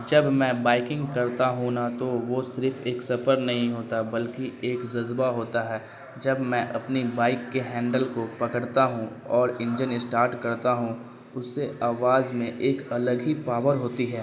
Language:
Urdu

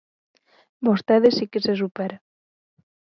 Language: Galician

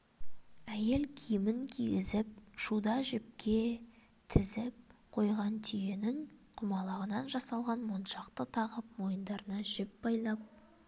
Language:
Kazakh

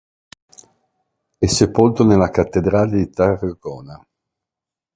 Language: Italian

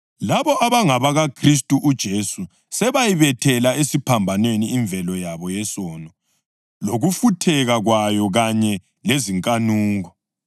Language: North Ndebele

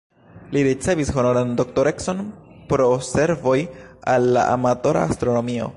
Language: Esperanto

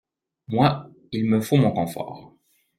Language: French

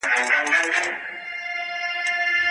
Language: Pashto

